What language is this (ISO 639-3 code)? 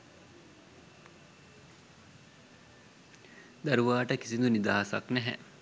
sin